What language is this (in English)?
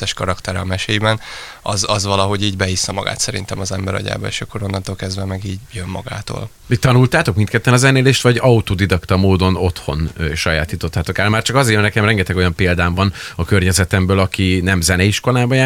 Hungarian